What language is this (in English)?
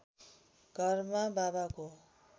Nepali